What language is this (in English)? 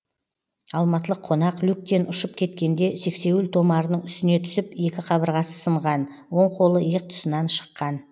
Kazakh